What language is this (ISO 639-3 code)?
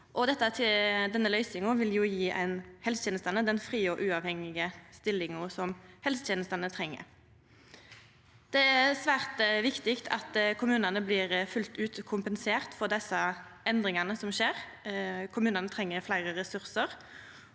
nor